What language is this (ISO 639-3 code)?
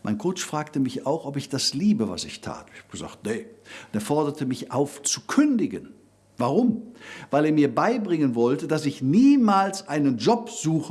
deu